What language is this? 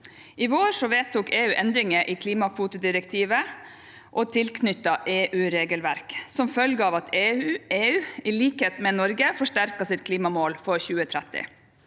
Norwegian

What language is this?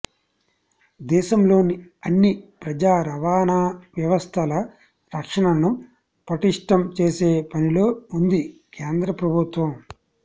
Telugu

